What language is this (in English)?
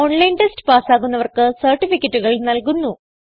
Malayalam